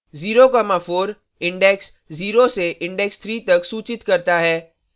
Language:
Hindi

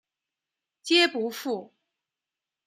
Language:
Chinese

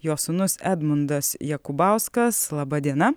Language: Lithuanian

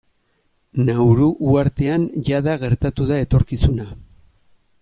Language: Basque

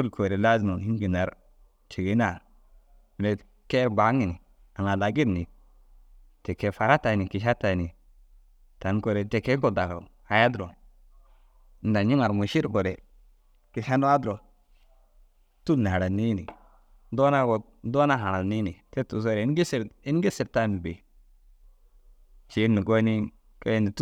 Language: Dazaga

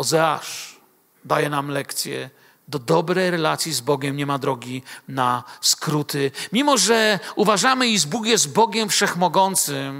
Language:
Polish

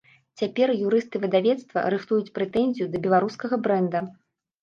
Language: Belarusian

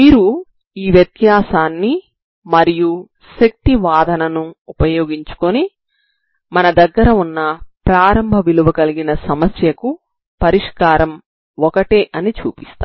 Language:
Telugu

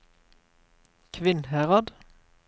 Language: Norwegian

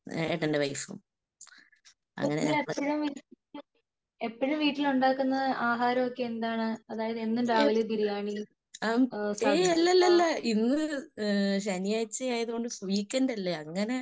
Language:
Malayalam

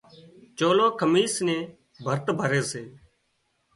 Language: Wadiyara Koli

